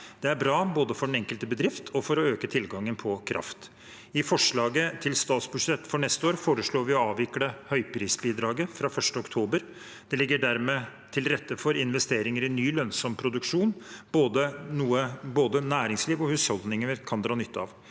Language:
Norwegian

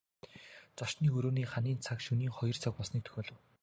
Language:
Mongolian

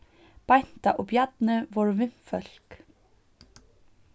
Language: Faroese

